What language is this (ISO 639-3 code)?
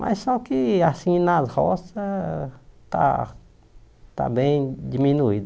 por